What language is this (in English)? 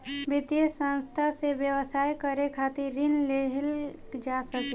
Bhojpuri